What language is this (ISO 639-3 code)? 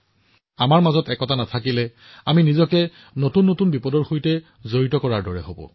asm